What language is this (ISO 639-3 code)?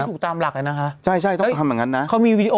tha